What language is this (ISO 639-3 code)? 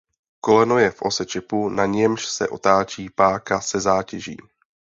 ces